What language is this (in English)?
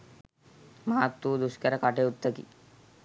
Sinhala